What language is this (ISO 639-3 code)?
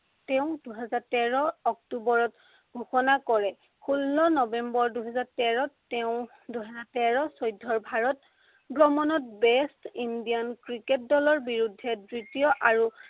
asm